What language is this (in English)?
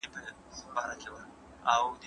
Pashto